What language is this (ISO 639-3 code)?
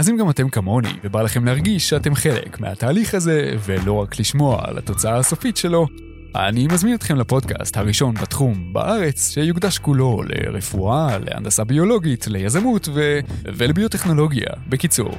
heb